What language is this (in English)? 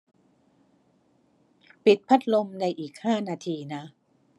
Thai